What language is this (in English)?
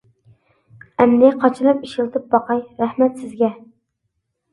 Uyghur